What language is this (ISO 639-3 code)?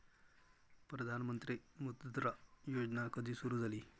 mar